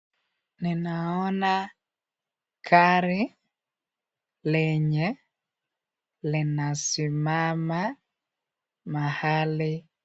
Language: Swahili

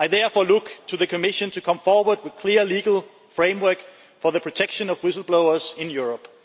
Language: English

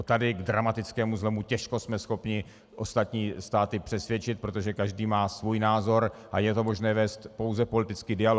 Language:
Czech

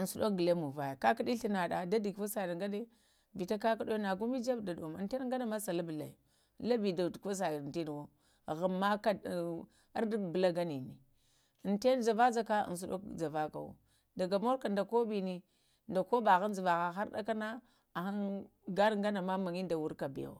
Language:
Lamang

